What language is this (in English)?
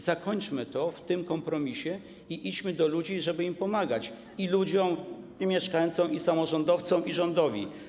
Polish